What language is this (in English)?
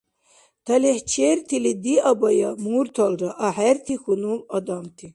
Dargwa